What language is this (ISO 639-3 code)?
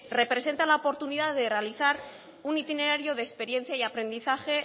spa